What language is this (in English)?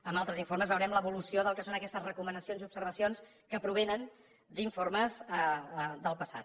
Catalan